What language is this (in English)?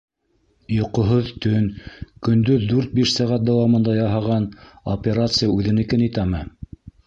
Bashkir